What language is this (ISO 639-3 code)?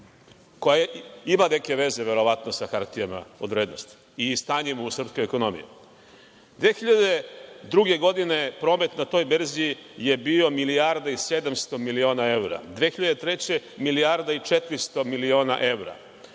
srp